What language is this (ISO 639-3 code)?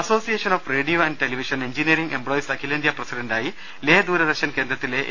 mal